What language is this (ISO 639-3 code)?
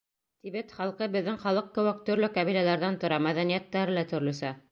bak